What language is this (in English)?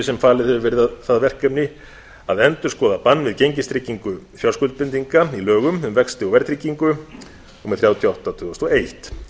Icelandic